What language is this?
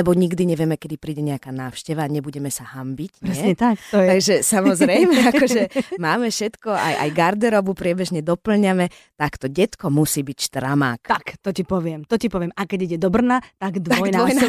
Slovak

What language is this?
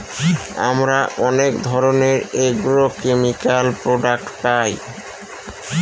Bangla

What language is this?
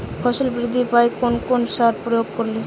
Bangla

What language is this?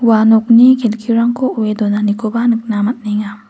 Garo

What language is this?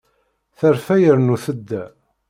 Kabyle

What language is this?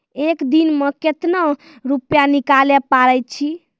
Maithili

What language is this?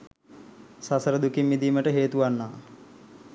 Sinhala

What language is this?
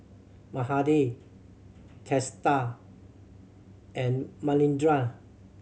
English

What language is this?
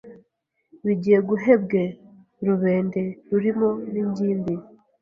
Kinyarwanda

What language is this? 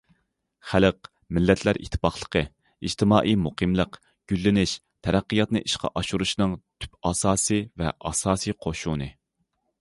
Uyghur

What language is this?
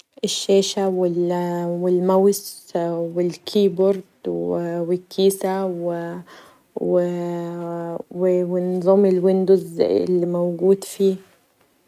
Egyptian Arabic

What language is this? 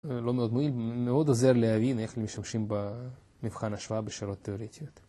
Hebrew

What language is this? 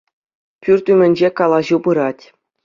Chuvash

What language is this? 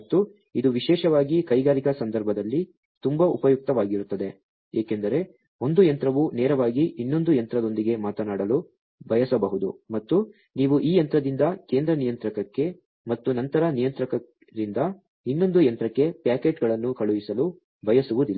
Kannada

